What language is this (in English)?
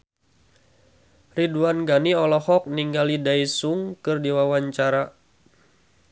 Sundanese